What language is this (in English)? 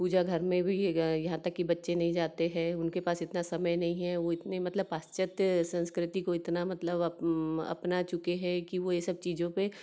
Hindi